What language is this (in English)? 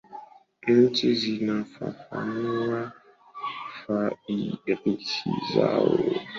Swahili